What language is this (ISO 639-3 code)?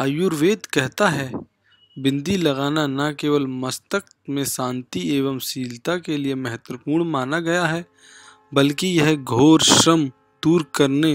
hin